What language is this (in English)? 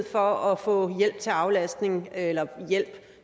Danish